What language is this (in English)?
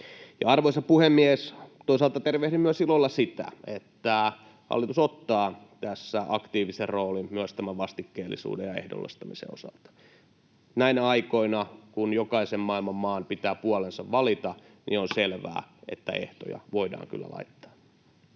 Finnish